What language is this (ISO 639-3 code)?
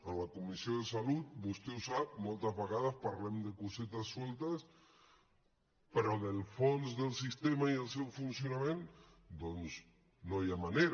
cat